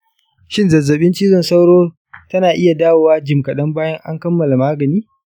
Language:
Hausa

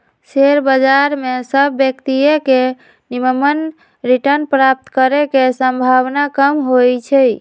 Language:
Magahi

